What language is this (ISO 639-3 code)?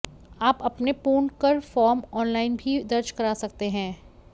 hin